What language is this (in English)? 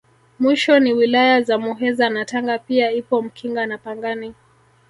Swahili